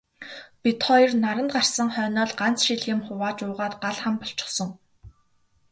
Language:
Mongolian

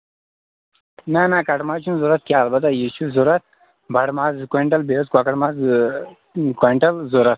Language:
Kashmiri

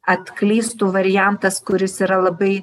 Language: Lithuanian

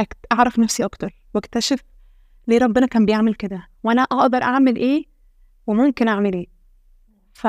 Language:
Arabic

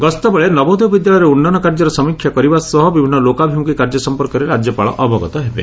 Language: Odia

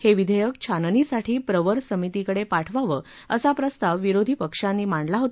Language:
Marathi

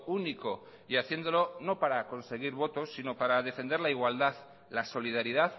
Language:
Spanish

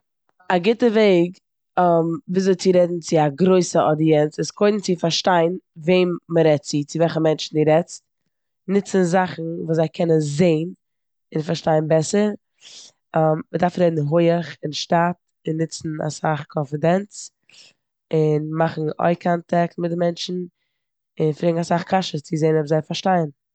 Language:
Yiddish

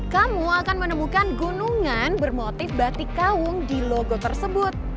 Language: Indonesian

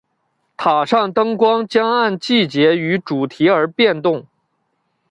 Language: Chinese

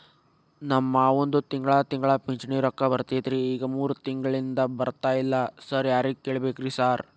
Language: Kannada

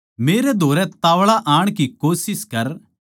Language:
Haryanvi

